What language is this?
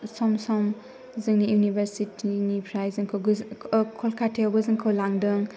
Bodo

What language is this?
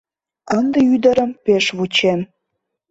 Mari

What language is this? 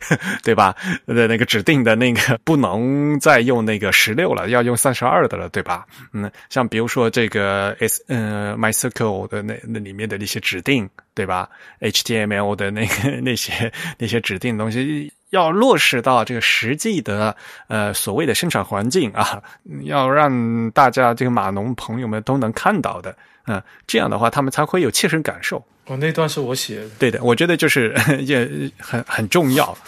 Chinese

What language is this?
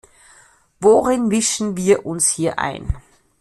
German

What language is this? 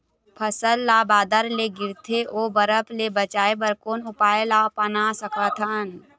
Chhattisgarhi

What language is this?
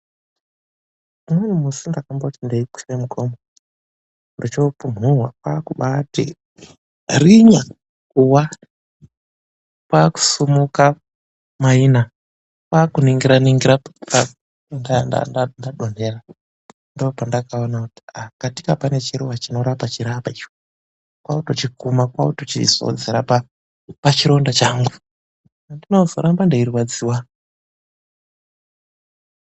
Ndau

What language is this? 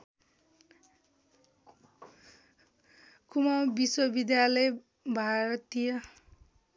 Nepali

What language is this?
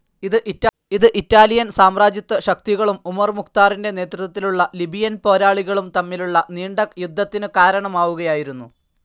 Malayalam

